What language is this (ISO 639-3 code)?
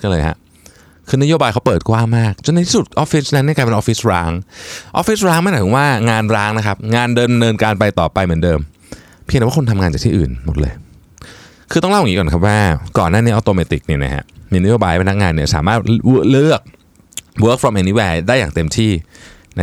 tha